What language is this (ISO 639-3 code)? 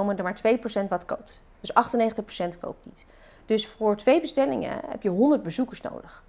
nld